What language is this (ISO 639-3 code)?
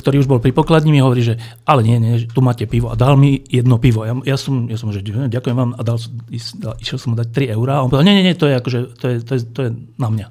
slk